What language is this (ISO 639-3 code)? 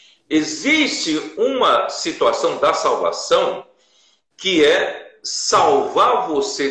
por